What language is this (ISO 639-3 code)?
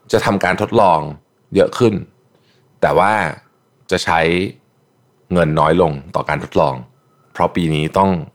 tha